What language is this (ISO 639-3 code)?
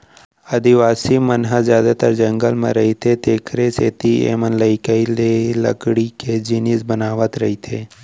hne